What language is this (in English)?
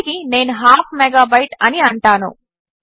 Telugu